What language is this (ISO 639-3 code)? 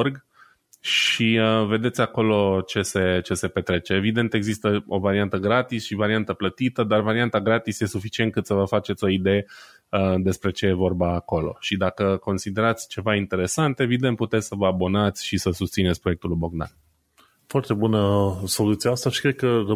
ron